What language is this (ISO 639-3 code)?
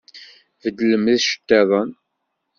kab